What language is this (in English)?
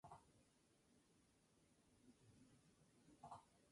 Spanish